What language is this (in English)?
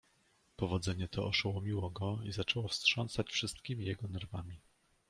Polish